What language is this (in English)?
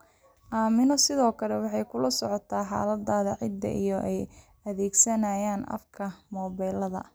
Somali